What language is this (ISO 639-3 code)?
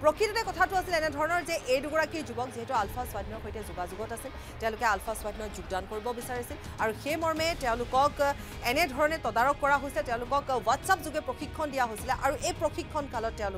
hin